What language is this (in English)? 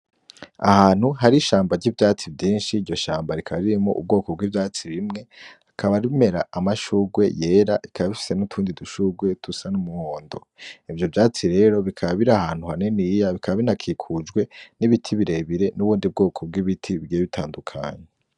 Rundi